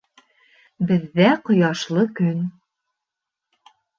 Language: Bashkir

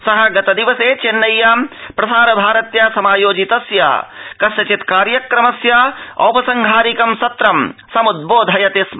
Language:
Sanskrit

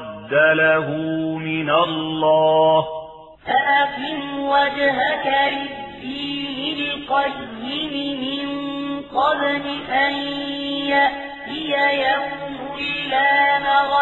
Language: Arabic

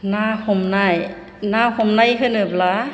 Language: Bodo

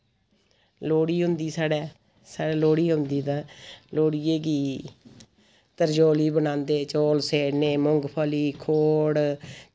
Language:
Dogri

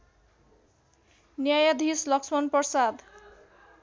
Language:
Nepali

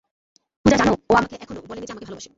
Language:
Bangla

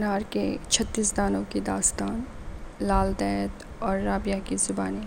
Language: Urdu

